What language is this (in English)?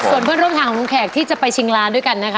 Thai